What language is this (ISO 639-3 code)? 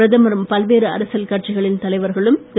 tam